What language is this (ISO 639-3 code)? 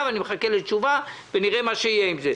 heb